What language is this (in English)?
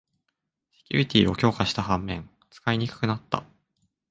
Japanese